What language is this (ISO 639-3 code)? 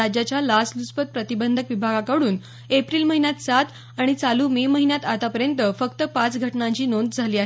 mar